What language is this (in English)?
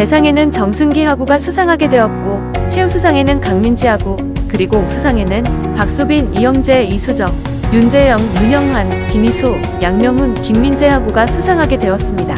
Korean